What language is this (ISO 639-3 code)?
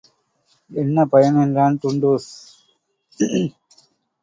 tam